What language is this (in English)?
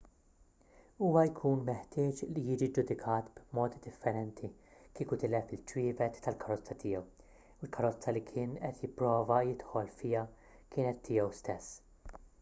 Maltese